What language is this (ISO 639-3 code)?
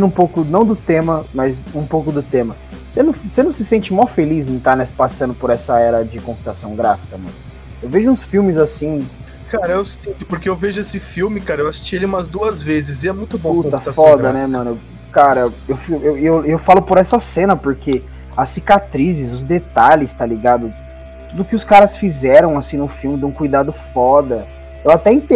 por